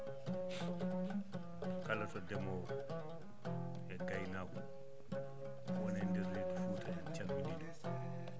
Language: Fula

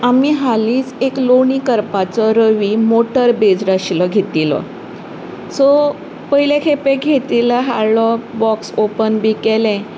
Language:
Konkani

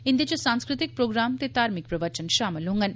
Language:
Dogri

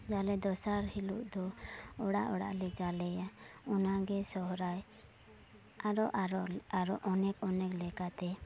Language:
Santali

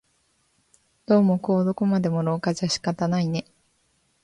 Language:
Japanese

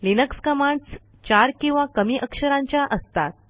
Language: Marathi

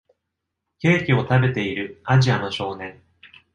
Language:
Japanese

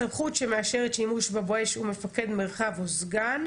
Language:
Hebrew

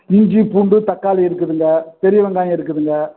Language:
Tamil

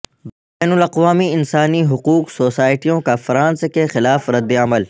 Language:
Urdu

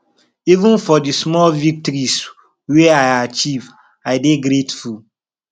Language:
Nigerian Pidgin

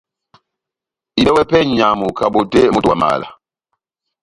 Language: Batanga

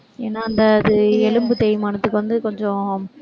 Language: Tamil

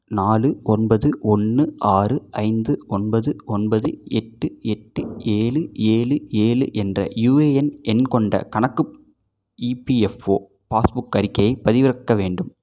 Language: Tamil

